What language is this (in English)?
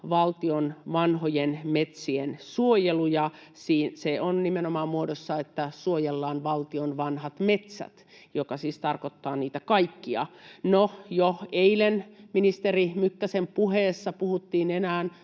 Finnish